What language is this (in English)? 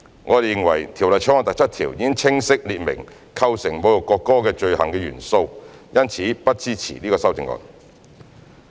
Cantonese